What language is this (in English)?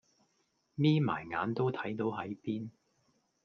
Cantonese